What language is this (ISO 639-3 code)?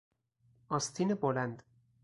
fas